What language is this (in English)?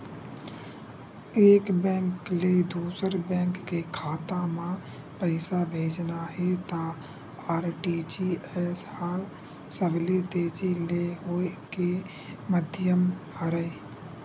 Chhattisgarhi